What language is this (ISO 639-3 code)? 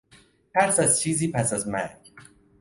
fas